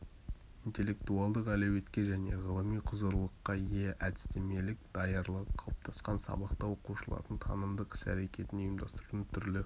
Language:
Kazakh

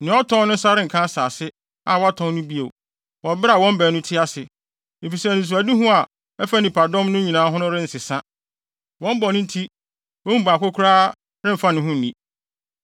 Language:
Akan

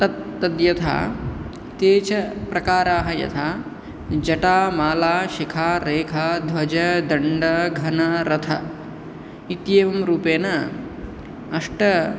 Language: Sanskrit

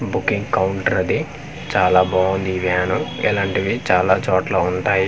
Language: Telugu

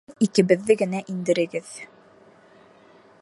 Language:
Bashkir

